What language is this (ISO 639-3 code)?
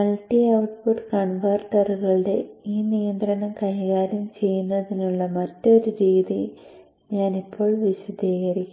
mal